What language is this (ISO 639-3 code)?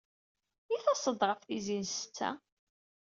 kab